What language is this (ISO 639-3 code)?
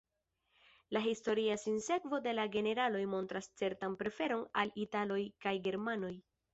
epo